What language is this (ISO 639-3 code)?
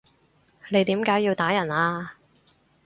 yue